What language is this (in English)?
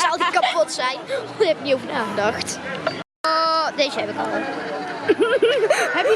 Dutch